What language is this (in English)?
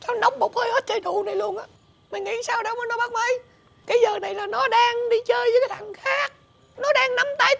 Vietnamese